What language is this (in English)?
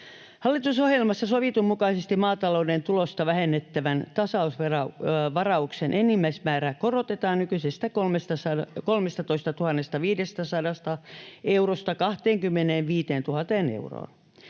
Finnish